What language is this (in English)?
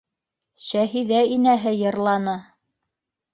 Bashkir